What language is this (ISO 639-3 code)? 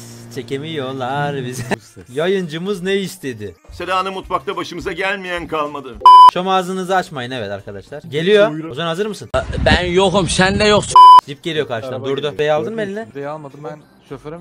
tur